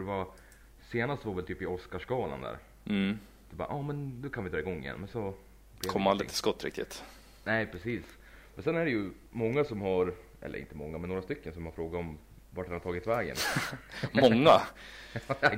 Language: Swedish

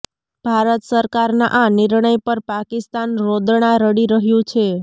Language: Gujarati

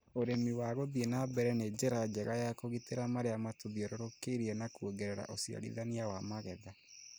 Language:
Kikuyu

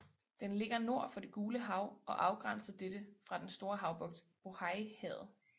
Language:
Danish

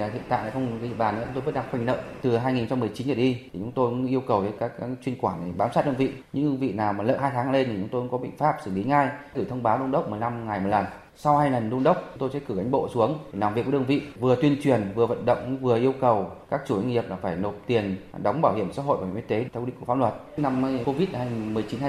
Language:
Vietnamese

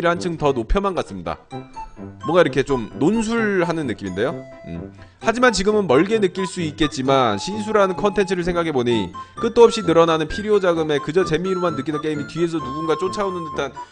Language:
Korean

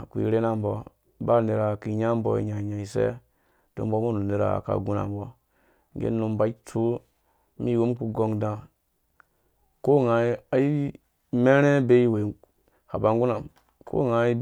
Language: Dũya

